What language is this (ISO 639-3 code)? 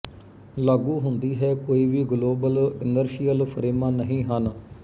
pan